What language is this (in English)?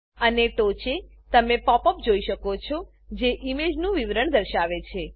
Gujarati